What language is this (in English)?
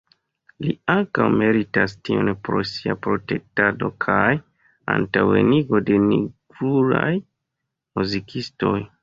Esperanto